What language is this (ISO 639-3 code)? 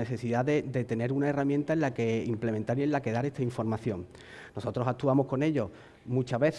spa